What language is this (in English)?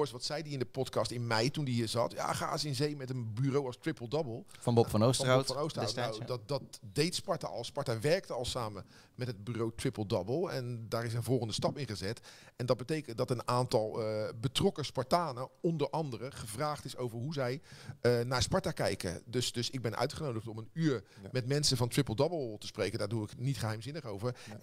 Dutch